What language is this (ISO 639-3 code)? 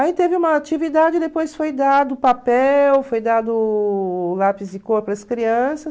por